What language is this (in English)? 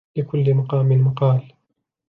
Arabic